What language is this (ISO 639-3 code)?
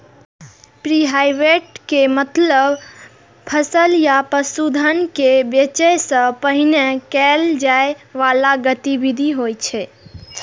mai